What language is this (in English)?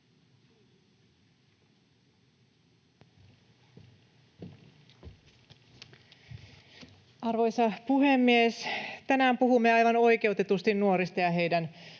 Finnish